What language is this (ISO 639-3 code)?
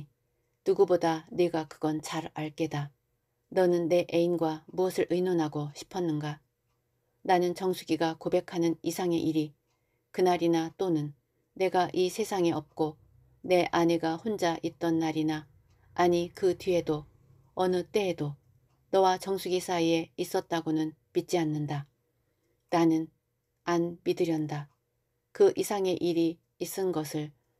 kor